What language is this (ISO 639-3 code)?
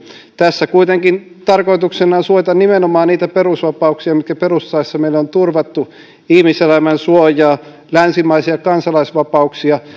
fin